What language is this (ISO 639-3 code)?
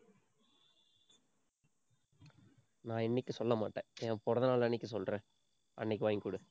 tam